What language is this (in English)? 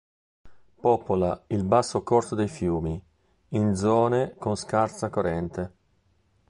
Italian